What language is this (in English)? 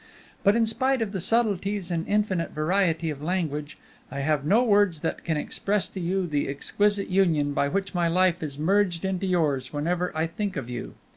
English